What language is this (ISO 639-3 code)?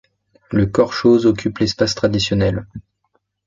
fra